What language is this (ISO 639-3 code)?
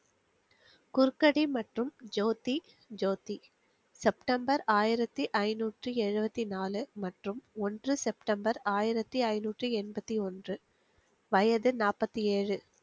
tam